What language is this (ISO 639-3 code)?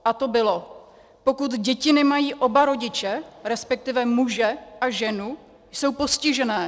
ces